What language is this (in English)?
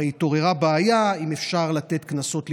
Hebrew